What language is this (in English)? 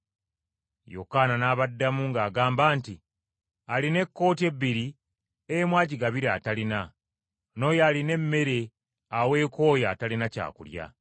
Ganda